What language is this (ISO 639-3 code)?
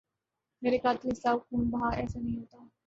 urd